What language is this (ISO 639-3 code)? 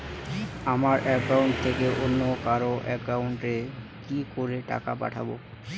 ben